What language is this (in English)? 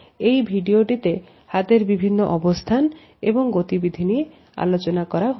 Bangla